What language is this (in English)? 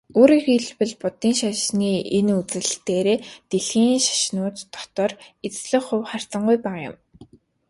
Mongolian